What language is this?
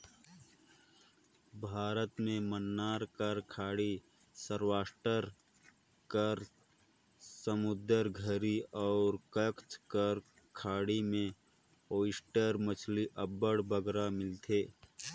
Chhattisgarhi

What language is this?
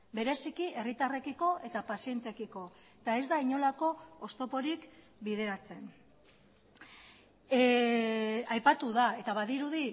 Basque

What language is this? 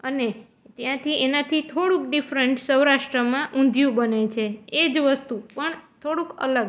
Gujarati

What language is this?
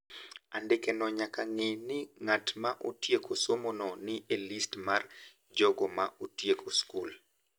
Luo (Kenya and Tanzania)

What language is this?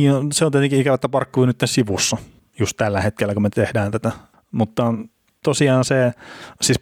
Finnish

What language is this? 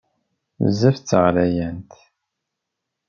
Kabyle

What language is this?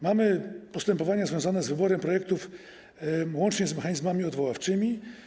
Polish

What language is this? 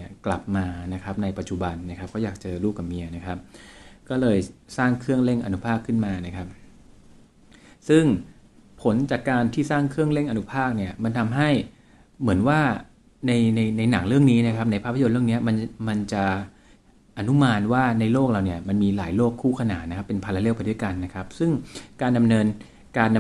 Thai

